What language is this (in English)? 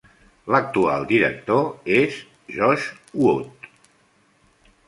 Catalan